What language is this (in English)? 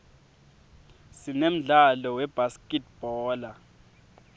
Swati